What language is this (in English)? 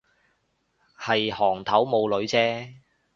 Cantonese